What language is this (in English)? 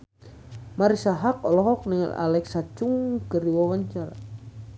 Sundanese